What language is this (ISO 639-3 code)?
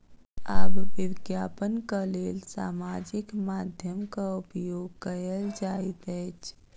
mai